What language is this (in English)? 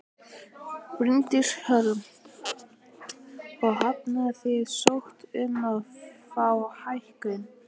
Icelandic